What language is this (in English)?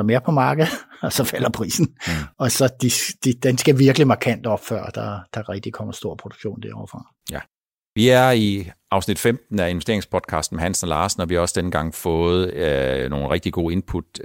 Danish